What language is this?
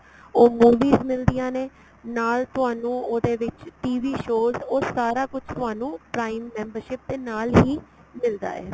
Punjabi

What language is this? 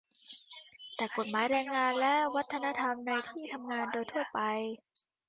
Thai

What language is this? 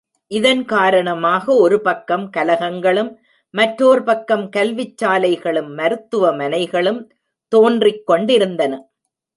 Tamil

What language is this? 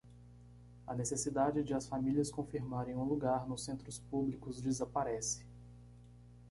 Portuguese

